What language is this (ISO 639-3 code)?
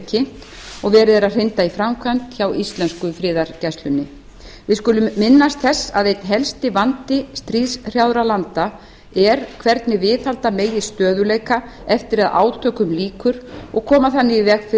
isl